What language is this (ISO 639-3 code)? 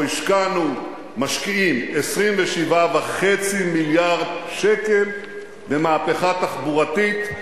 heb